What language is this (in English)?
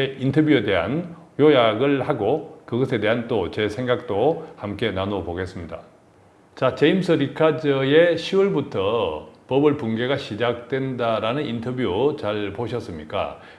Korean